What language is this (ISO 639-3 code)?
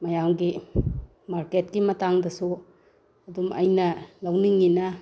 mni